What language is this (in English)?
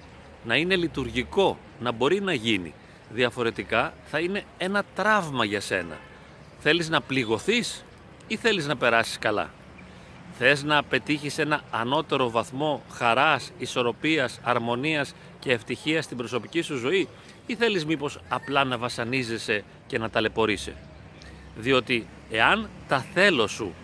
Greek